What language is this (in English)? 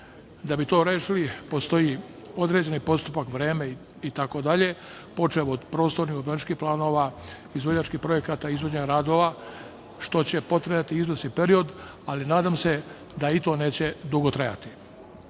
Serbian